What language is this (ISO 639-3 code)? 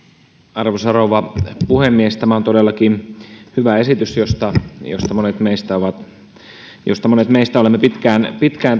fin